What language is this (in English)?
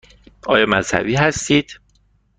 Persian